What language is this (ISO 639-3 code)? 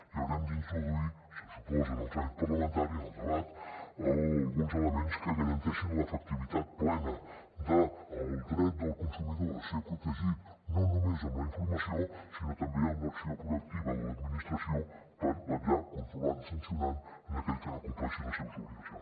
cat